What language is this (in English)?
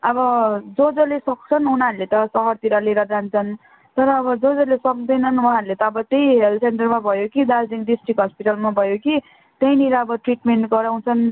Nepali